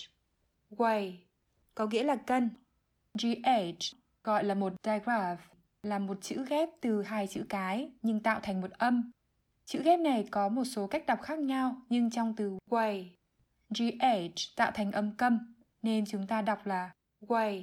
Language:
Vietnamese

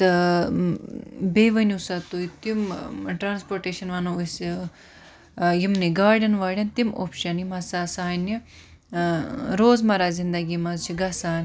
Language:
Kashmiri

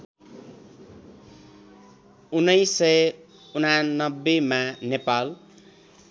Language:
Nepali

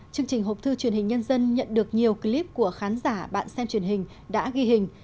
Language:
Vietnamese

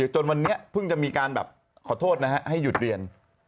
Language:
Thai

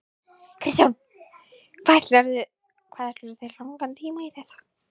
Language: Icelandic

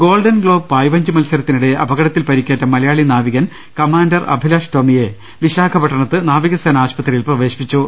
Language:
Malayalam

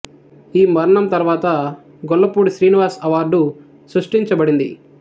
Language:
Telugu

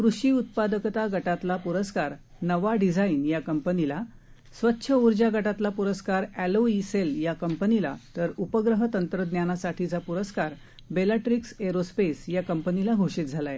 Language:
Marathi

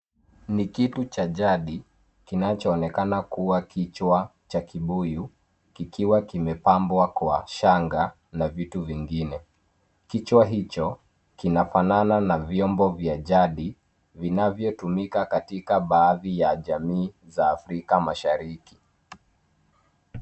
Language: Swahili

